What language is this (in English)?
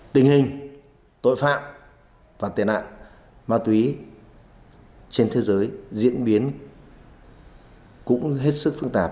Vietnamese